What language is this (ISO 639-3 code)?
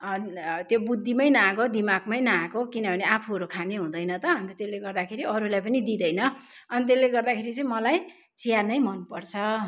nep